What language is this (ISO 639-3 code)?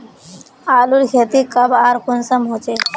mag